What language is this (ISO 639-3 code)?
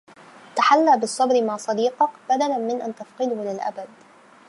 ara